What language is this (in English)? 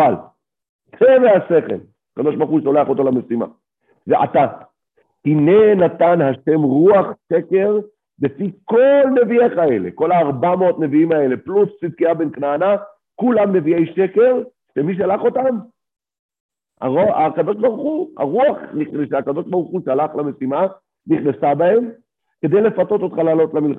Hebrew